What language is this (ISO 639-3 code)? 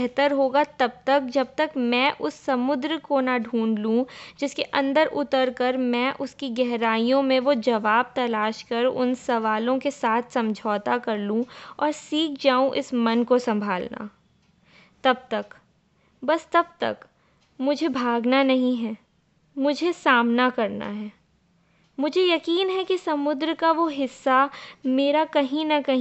hin